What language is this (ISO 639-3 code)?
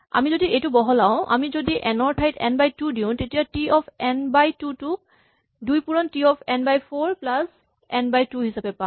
asm